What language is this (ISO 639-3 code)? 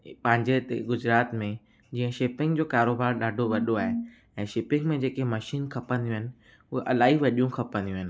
snd